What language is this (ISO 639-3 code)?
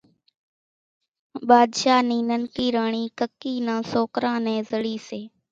gjk